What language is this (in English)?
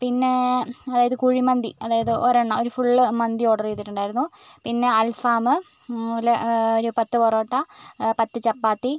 Malayalam